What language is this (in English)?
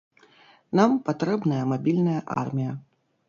Belarusian